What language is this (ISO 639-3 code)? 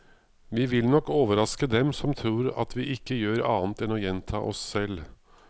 nor